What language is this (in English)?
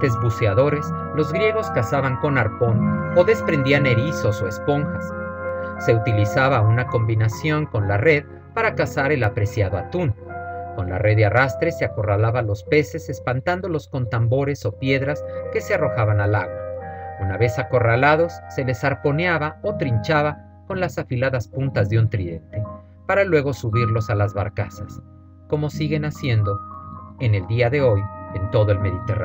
Spanish